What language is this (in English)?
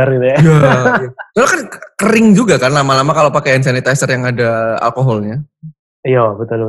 Indonesian